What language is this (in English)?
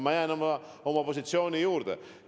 Estonian